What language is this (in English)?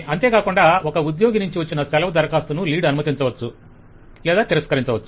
Telugu